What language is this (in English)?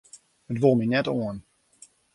Western Frisian